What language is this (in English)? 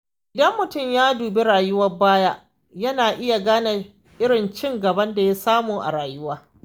Hausa